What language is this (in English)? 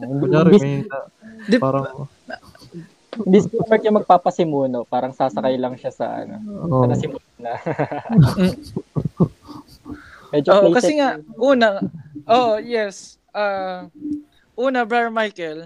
Filipino